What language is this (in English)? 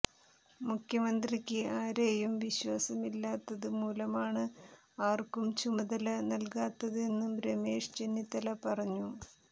Malayalam